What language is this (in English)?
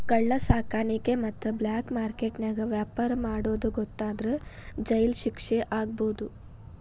Kannada